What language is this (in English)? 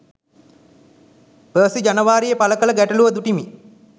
Sinhala